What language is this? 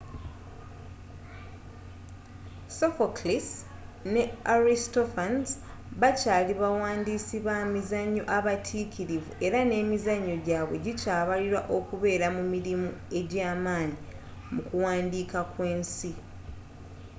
Ganda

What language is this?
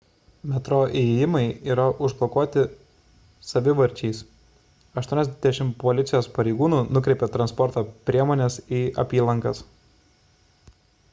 Lithuanian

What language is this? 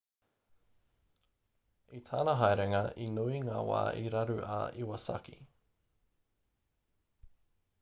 Māori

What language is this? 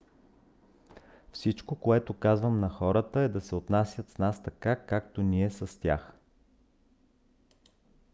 Bulgarian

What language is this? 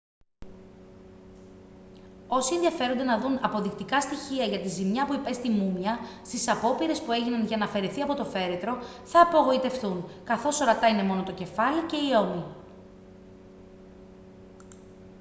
Greek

